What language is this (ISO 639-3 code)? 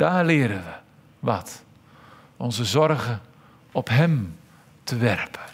nld